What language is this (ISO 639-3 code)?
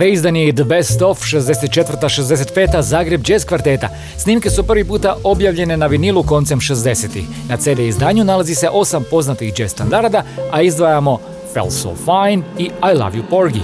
hrv